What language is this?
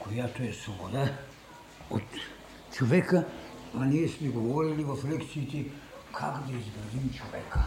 Bulgarian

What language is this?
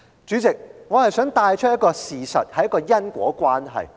Cantonese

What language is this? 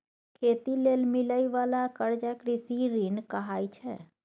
Maithili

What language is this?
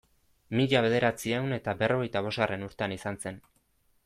Basque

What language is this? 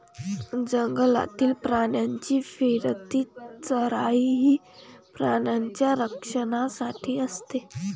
Marathi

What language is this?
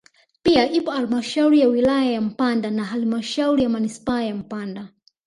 Swahili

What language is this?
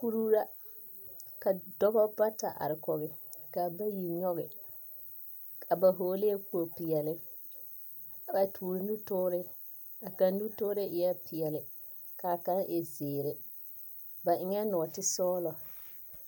Southern Dagaare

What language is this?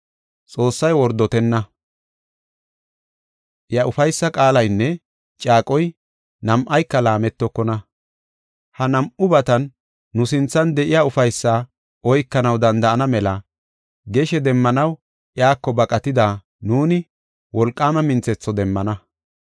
Gofa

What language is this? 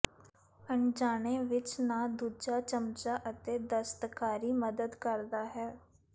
Punjabi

